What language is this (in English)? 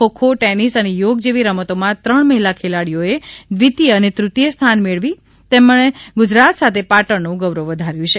Gujarati